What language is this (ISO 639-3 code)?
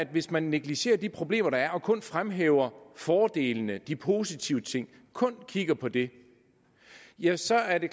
dan